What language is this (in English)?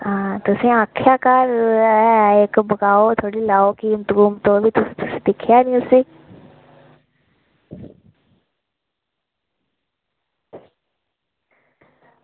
Dogri